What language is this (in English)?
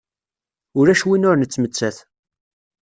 Kabyle